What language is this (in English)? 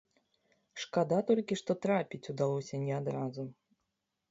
Belarusian